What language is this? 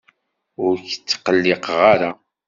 Kabyle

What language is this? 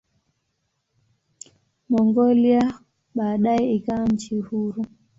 Swahili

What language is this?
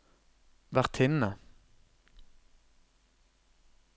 Norwegian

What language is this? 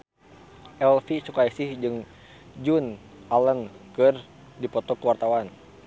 Sundanese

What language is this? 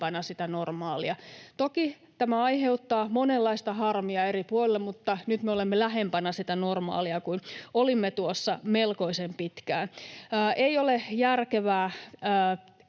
Finnish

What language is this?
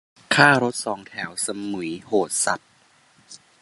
Thai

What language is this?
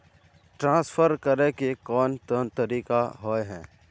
Magahi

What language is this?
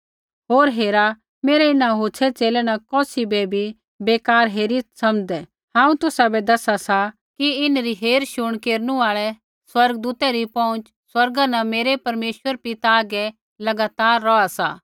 Kullu Pahari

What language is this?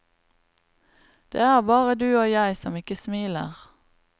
Norwegian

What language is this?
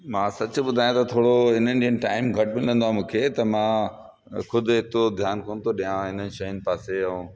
Sindhi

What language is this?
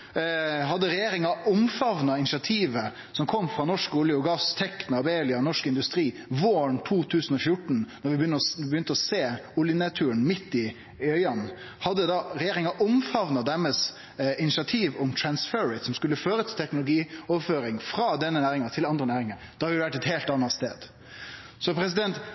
Norwegian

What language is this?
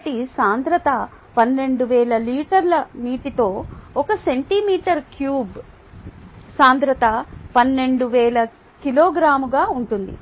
Telugu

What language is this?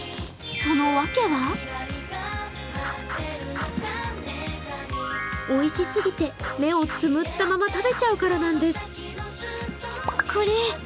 Japanese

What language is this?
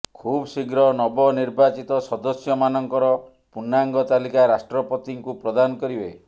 Odia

